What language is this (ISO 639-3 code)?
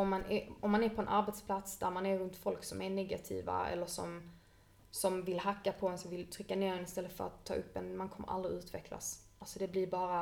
swe